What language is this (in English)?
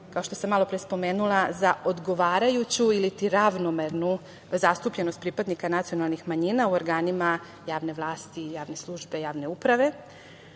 Serbian